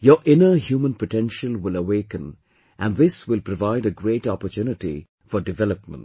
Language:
English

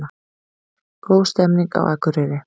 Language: Icelandic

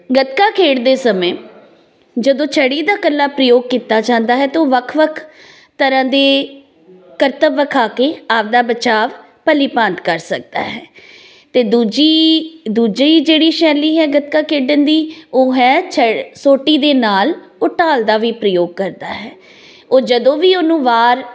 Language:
Punjabi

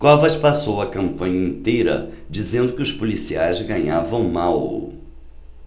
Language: Portuguese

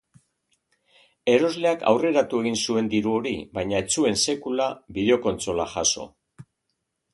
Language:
Basque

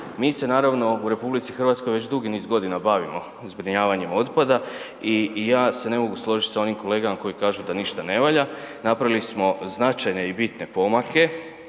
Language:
Croatian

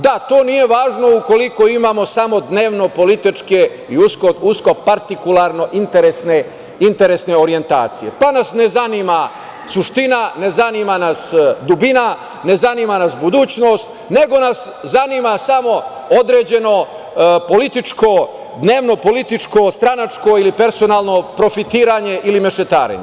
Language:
Serbian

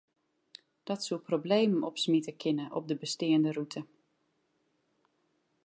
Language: Western Frisian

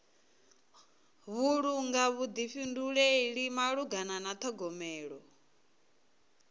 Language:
Venda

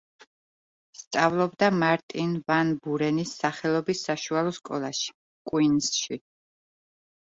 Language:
Georgian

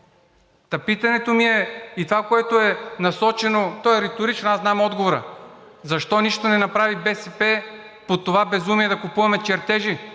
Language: Bulgarian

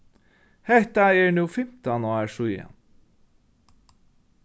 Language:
Faroese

